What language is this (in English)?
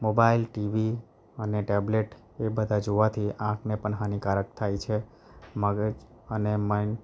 Gujarati